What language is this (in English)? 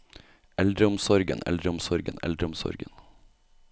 Norwegian